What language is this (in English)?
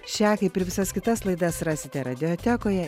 Lithuanian